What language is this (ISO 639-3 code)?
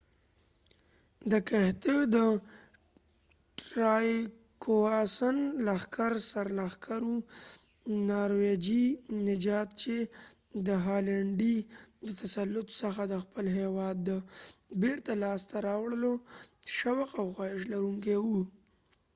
pus